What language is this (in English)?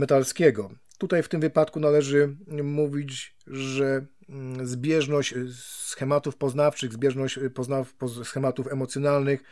Polish